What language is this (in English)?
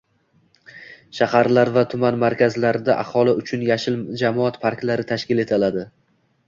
Uzbek